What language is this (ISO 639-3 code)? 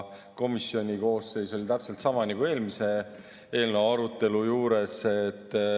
est